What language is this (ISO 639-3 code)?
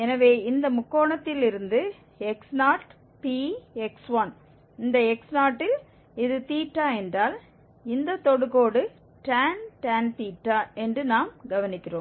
tam